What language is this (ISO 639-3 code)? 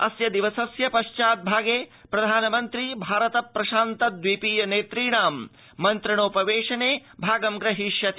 san